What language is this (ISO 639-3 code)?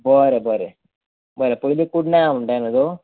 kok